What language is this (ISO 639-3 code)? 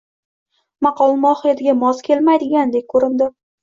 uzb